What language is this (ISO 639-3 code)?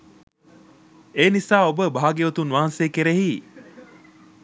sin